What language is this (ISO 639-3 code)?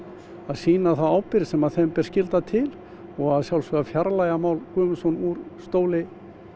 isl